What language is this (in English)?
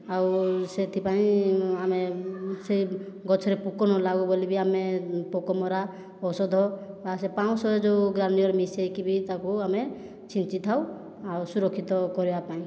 Odia